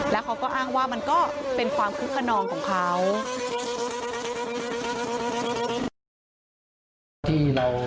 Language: Thai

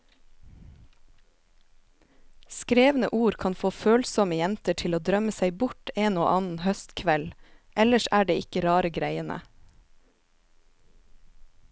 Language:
Norwegian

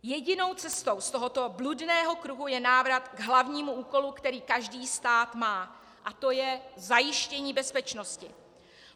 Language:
Czech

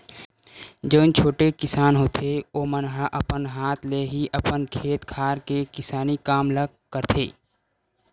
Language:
Chhattisgarhi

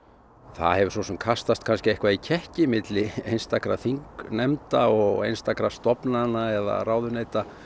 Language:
Icelandic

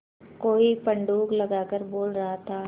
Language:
Hindi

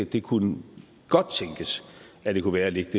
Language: Danish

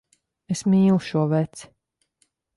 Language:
Latvian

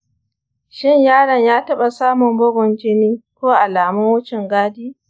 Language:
Hausa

